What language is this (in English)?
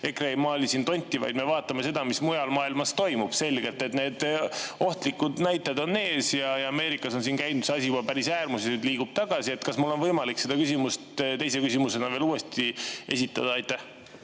Estonian